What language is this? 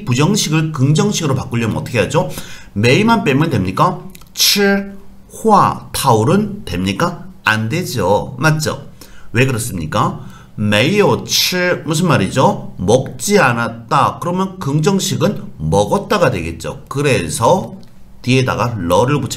Korean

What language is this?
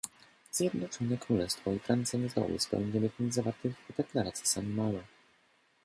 Polish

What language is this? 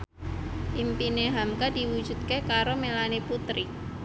Javanese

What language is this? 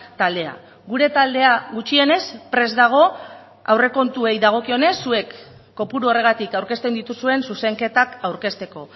Basque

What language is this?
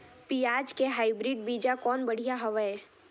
Chhattisgarhi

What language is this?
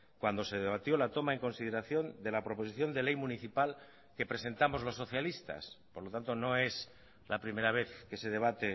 Spanish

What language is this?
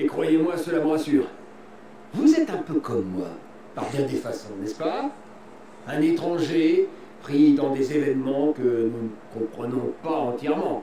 French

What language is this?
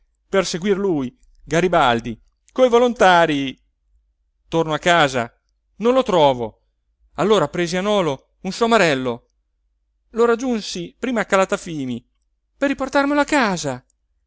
Italian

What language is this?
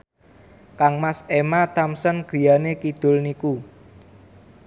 Javanese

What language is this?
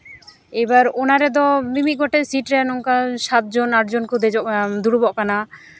Santali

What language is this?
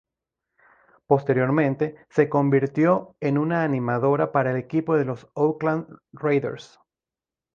Spanish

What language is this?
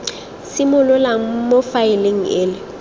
Tswana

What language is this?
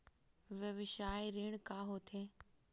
Chhattisgarhi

